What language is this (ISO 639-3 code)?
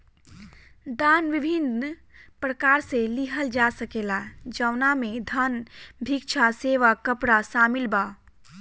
bho